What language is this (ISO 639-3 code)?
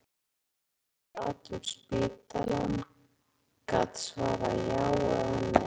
isl